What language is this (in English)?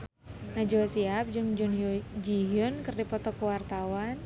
Sundanese